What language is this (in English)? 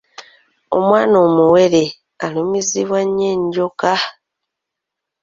Ganda